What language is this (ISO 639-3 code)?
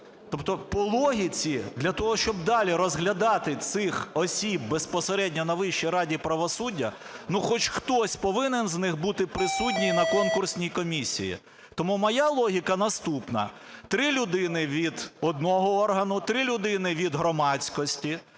ukr